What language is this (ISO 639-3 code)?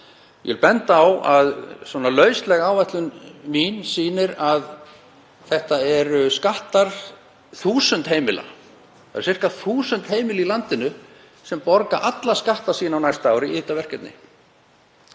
isl